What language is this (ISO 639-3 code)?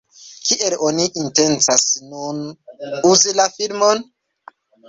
epo